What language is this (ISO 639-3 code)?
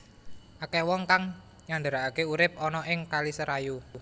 jav